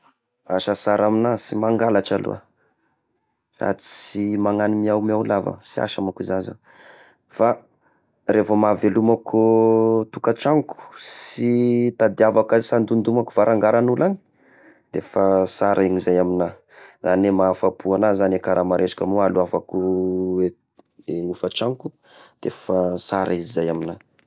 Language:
Tesaka Malagasy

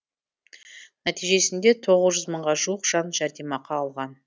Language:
Kazakh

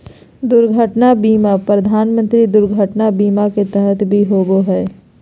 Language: Magahi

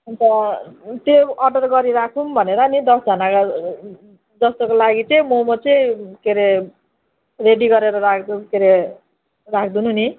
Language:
Nepali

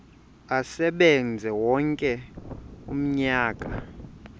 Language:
Xhosa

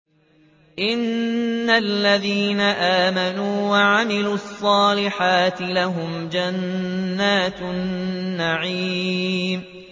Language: Arabic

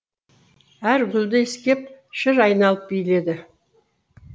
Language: Kazakh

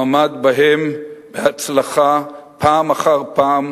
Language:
Hebrew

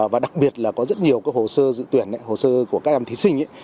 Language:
Vietnamese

